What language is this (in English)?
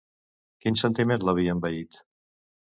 Catalan